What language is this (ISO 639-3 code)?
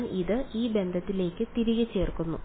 mal